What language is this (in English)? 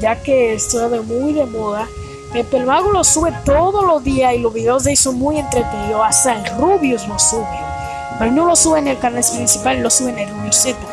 Spanish